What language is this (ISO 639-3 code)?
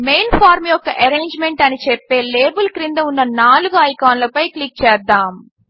tel